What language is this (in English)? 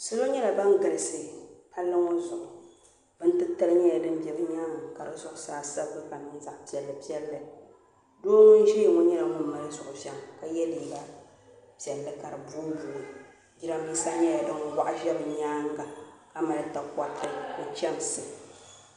Dagbani